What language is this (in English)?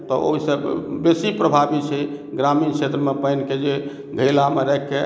Maithili